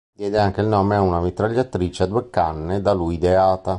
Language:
Italian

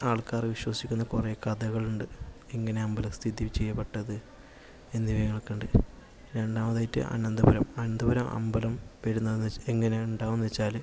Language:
Malayalam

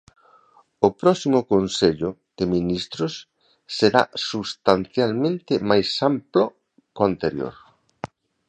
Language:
Galician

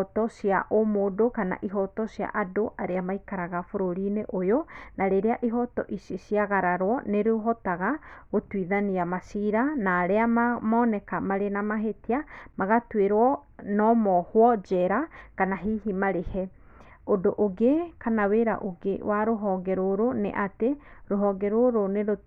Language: Kikuyu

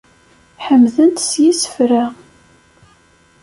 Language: Kabyle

